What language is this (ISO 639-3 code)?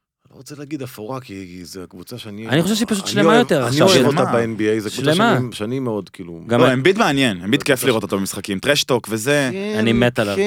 heb